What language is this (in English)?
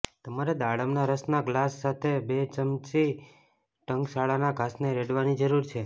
Gujarati